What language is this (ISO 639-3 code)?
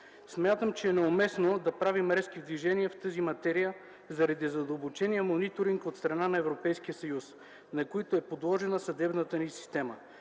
bul